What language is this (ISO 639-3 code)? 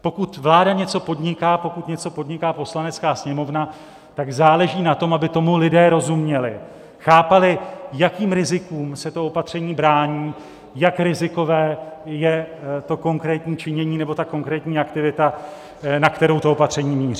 ces